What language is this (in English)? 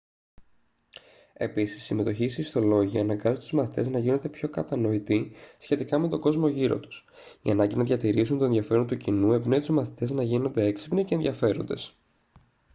Greek